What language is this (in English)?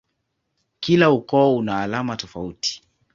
Swahili